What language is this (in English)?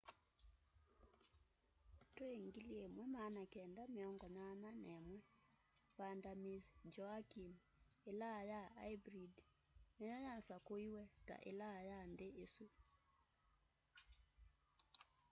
Kamba